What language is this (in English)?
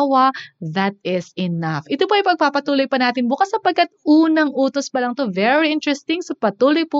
Filipino